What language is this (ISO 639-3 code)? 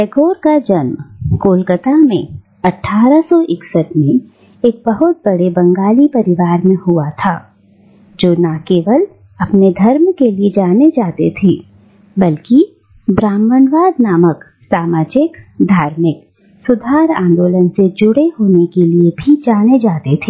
hin